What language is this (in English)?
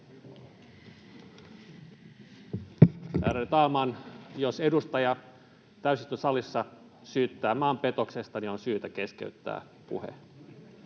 Finnish